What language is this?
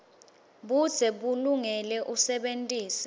Swati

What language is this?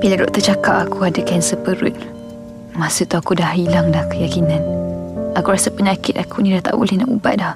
Malay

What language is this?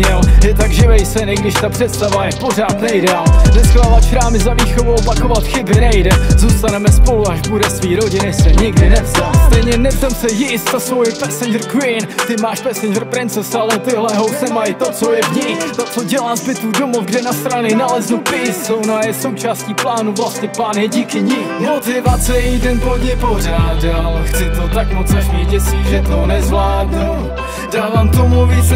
Czech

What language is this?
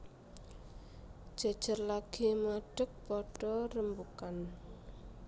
Javanese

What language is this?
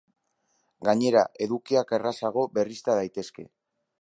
Basque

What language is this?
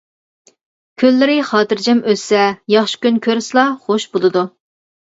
Uyghur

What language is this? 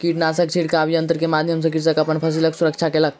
Maithili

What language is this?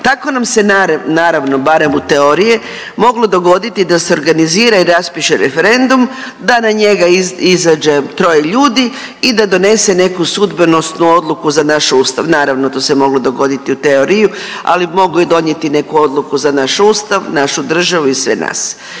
Croatian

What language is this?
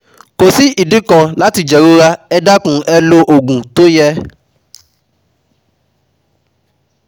Yoruba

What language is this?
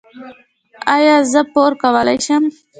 Pashto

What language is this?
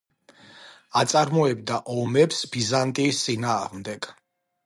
Georgian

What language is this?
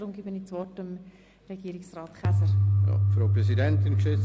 Swiss German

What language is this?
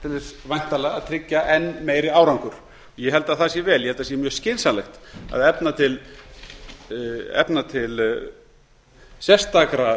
Icelandic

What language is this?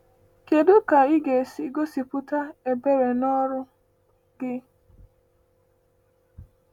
Igbo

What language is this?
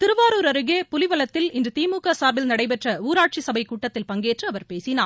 Tamil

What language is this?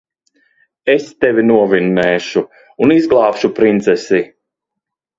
Latvian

